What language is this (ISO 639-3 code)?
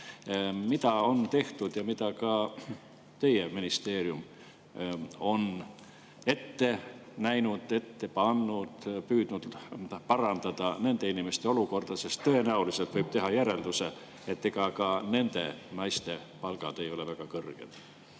est